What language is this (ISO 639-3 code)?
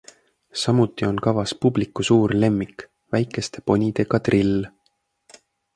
est